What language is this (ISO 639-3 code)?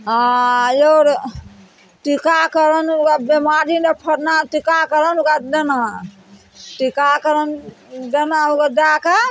mai